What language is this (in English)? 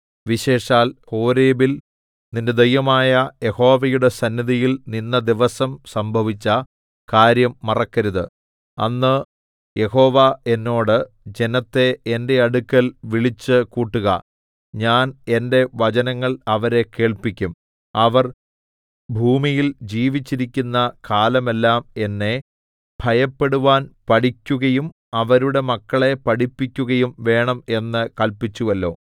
Malayalam